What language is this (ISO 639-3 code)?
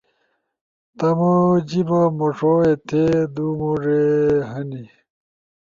ush